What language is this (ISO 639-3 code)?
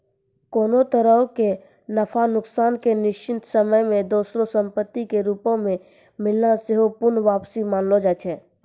mai